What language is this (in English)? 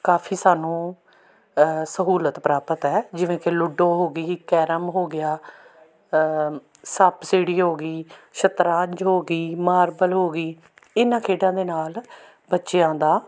Punjabi